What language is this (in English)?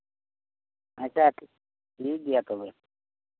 Santali